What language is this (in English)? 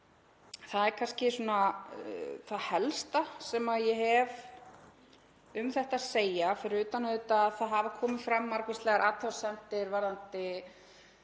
Icelandic